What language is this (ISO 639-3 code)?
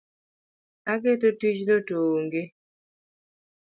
luo